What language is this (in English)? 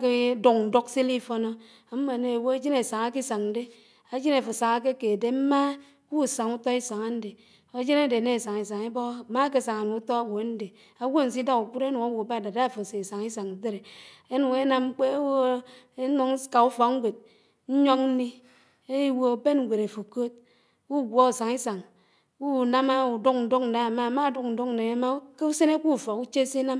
Anaang